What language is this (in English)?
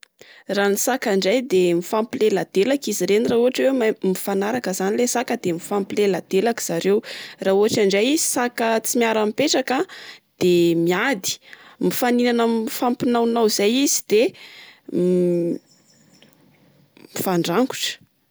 Malagasy